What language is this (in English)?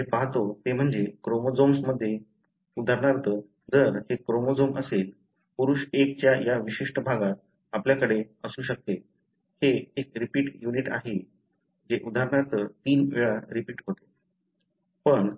Marathi